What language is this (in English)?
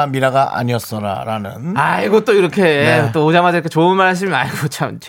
Korean